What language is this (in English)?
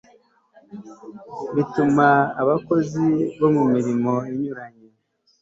Kinyarwanda